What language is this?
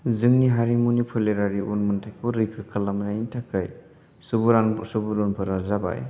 Bodo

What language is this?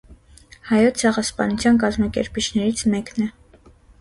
Armenian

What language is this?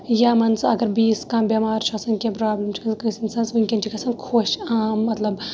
Kashmiri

